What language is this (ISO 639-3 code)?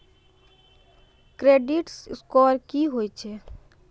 mai